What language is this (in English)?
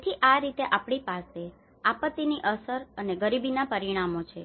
Gujarati